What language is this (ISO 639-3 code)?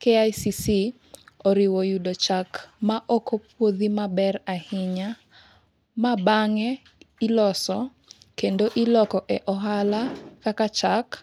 luo